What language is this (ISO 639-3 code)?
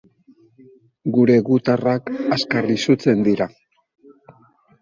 eus